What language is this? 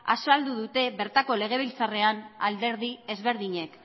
Basque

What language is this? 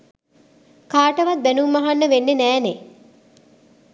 Sinhala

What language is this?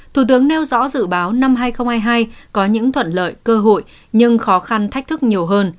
Vietnamese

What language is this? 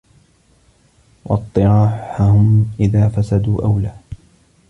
Arabic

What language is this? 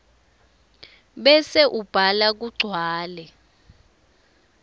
Swati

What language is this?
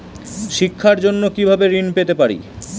Bangla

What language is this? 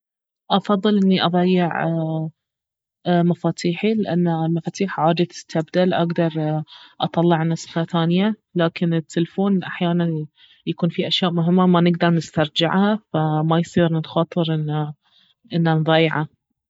Baharna Arabic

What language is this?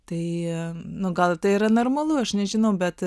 Lithuanian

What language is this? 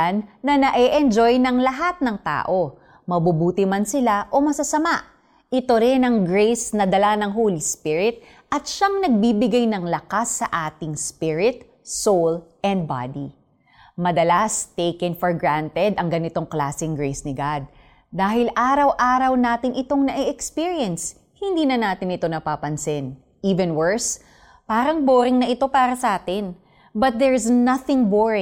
Filipino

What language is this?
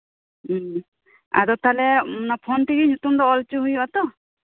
Santali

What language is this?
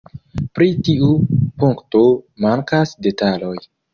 Esperanto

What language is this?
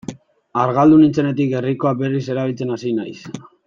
Basque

